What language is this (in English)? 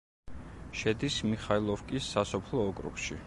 Georgian